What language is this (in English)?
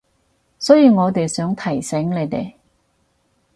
Cantonese